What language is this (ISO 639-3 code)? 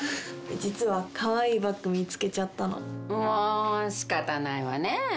jpn